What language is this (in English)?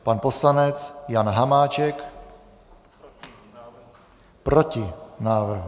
Czech